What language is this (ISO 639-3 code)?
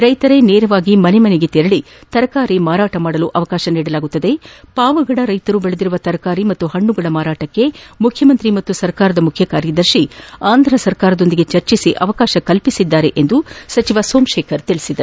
kan